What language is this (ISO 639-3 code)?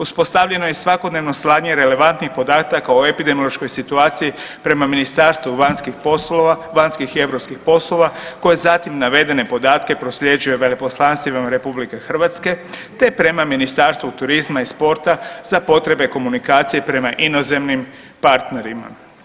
hrv